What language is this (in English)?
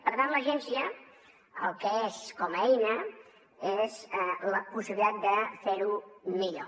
Catalan